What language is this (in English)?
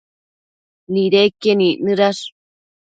Matsés